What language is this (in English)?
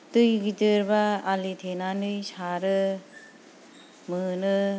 Bodo